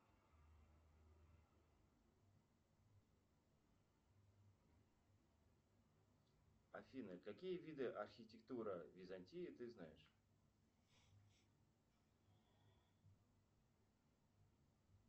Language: Russian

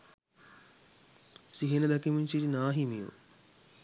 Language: Sinhala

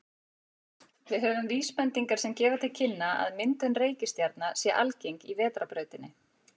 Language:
Icelandic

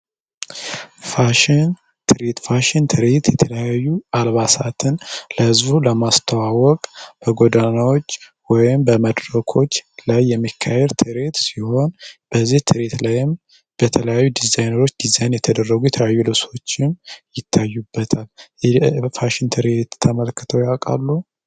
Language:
Amharic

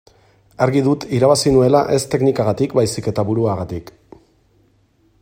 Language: Basque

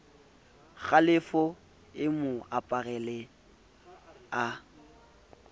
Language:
Southern Sotho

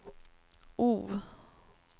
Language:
Swedish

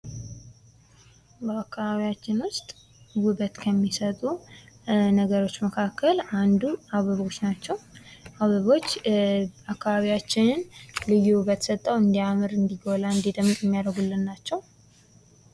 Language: Amharic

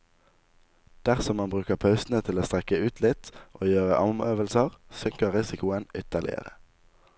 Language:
Norwegian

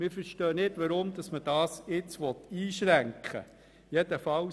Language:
Swiss German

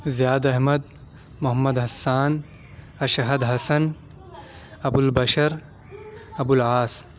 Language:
Urdu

